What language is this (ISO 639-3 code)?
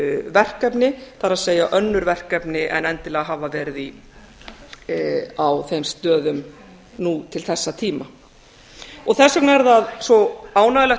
isl